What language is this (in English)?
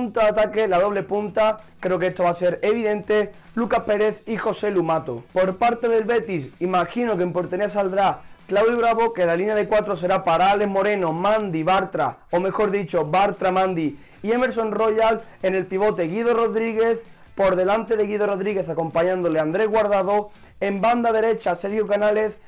Spanish